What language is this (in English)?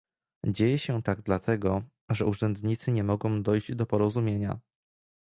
Polish